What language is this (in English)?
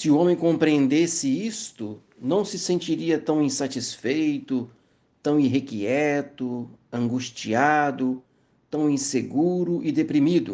Portuguese